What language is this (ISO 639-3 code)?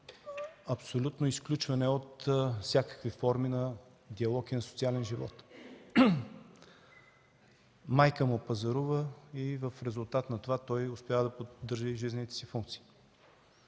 bul